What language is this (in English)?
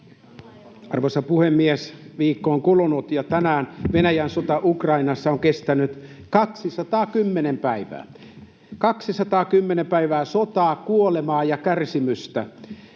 Finnish